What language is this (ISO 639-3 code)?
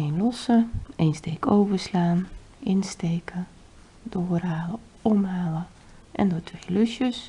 nld